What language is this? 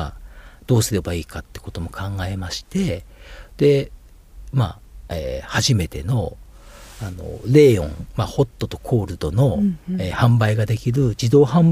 Japanese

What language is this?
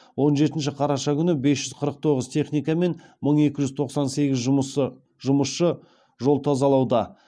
Kazakh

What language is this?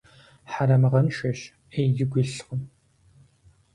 Kabardian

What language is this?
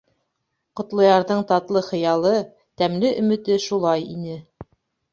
Bashkir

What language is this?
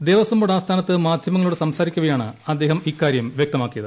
Malayalam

